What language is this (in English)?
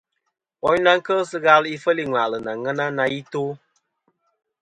Kom